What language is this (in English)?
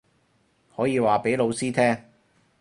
Cantonese